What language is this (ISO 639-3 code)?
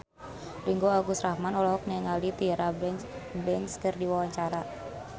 sun